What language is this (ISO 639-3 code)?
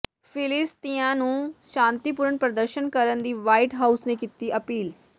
pan